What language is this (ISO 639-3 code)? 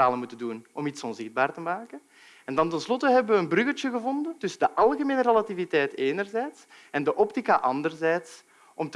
nld